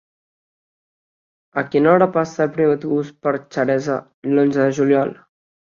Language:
Catalan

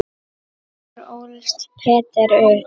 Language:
Icelandic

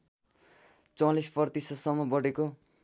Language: Nepali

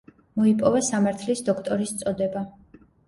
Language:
Georgian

